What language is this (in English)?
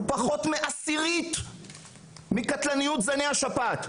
Hebrew